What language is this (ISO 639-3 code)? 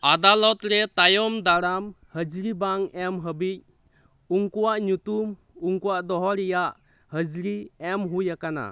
sat